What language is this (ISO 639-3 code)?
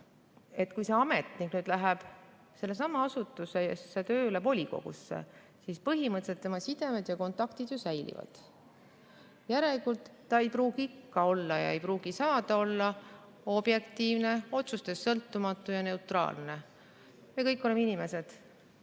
est